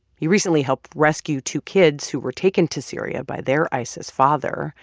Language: English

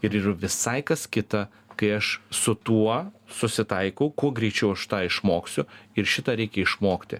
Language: Lithuanian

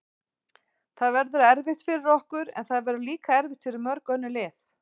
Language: Icelandic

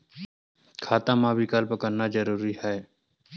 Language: Chhattisgarhi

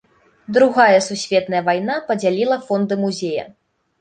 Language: Belarusian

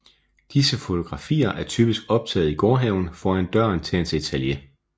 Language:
Danish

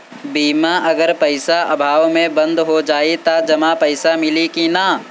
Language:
Bhojpuri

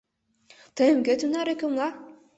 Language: Mari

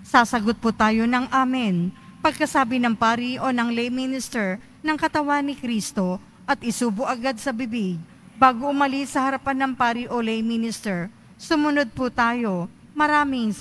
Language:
Filipino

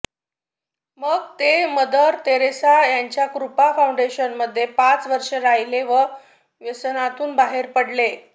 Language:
Marathi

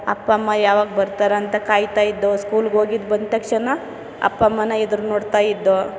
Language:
Kannada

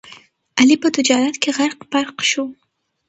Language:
Pashto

